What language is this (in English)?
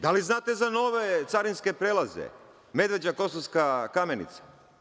Serbian